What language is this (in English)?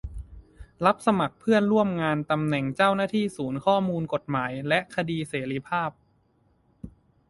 Thai